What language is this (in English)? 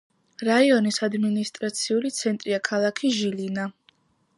Georgian